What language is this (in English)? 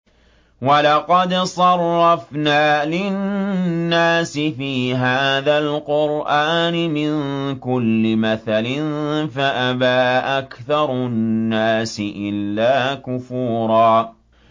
Arabic